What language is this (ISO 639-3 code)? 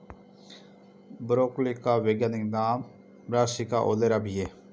hin